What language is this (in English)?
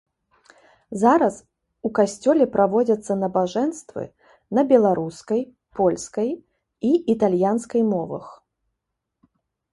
Belarusian